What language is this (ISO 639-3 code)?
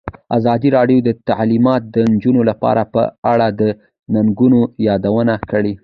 pus